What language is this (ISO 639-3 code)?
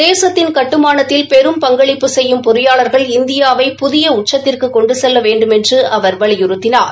tam